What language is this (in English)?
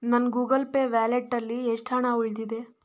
Kannada